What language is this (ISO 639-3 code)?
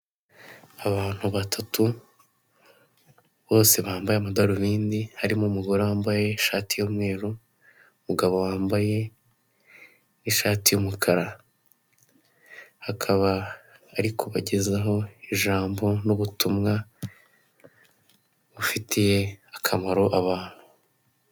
kin